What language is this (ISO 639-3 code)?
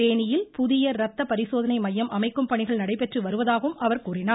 tam